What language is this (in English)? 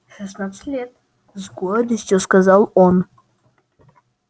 Russian